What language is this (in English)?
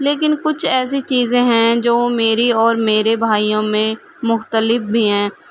Urdu